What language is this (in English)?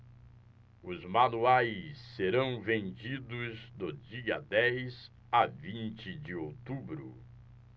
Portuguese